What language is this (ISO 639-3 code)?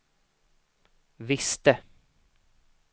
swe